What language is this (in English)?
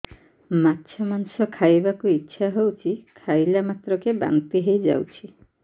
Odia